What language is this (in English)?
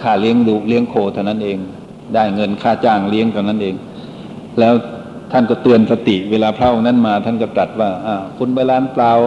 Thai